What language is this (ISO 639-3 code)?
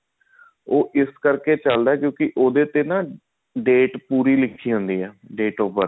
pan